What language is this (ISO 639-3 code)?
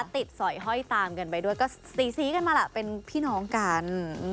tha